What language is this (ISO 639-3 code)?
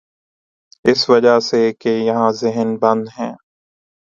urd